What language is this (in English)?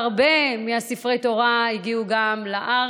Hebrew